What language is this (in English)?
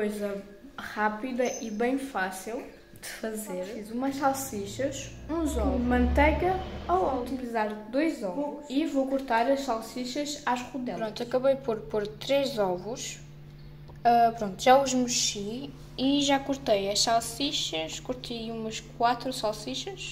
Portuguese